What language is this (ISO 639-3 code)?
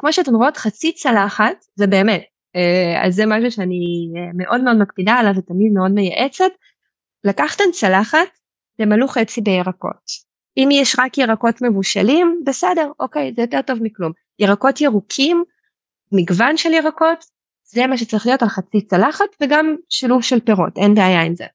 heb